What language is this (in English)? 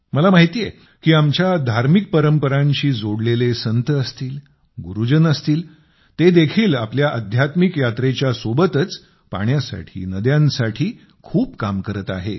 Marathi